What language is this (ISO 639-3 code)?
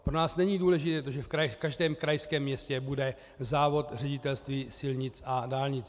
ces